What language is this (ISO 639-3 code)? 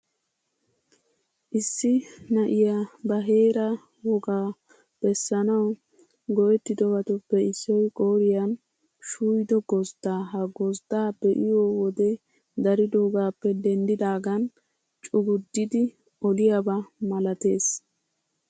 wal